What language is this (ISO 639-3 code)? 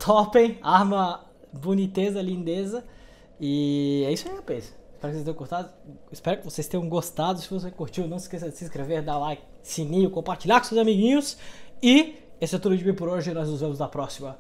por